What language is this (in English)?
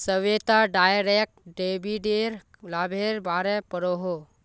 Magahi